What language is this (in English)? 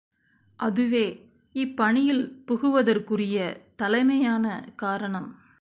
Tamil